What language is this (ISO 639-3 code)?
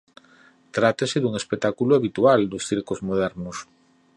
glg